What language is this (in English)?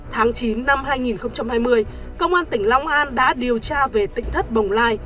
Vietnamese